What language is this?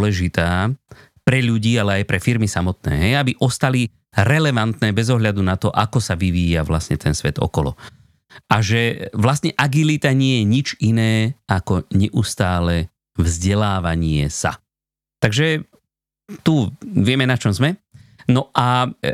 Slovak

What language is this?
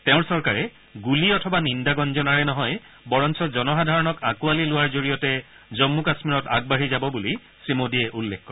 Assamese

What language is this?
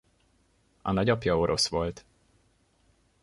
Hungarian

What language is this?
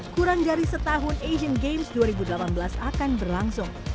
Indonesian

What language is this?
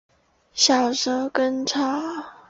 Chinese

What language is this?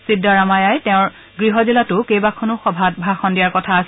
Assamese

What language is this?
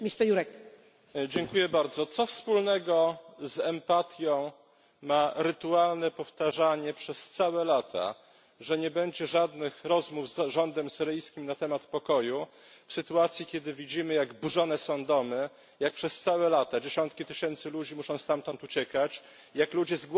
Polish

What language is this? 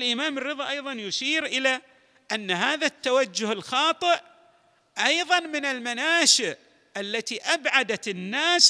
Arabic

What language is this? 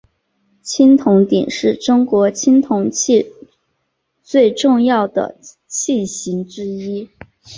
Chinese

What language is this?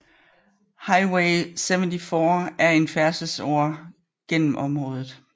Danish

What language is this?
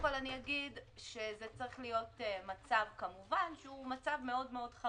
Hebrew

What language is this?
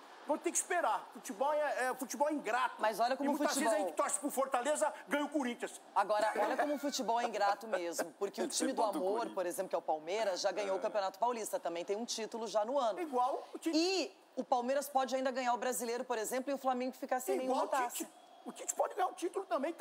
Portuguese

